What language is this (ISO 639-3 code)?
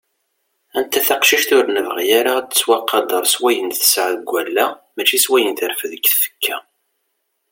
kab